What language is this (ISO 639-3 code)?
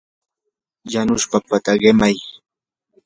qur